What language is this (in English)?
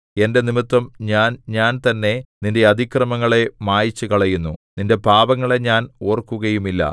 Malayalam